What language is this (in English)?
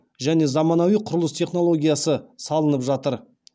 Kazakh